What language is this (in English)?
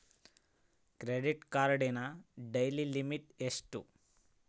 Kannada